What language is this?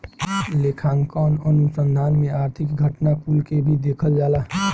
Bhojpuri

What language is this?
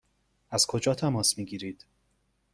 Persian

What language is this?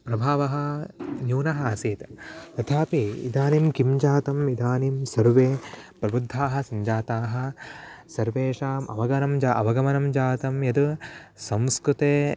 Sanskrit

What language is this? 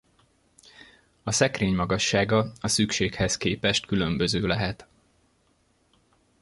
Hungarian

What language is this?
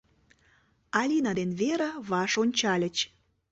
Mari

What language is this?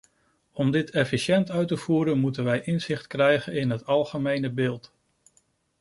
Dutch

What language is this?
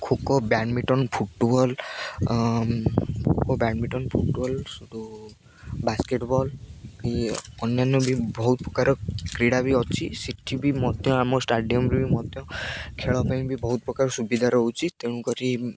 Odia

